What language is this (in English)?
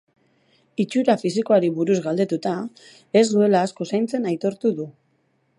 Basque